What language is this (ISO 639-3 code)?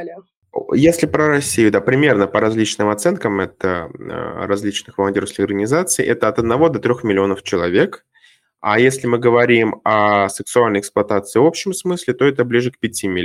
rus